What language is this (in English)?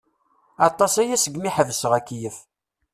Kabyle